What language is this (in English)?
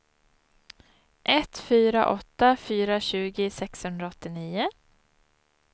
Swedish